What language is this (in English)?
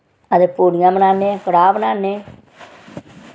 Dogri